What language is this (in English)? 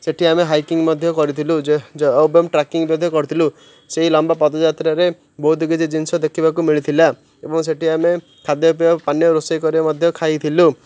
Odia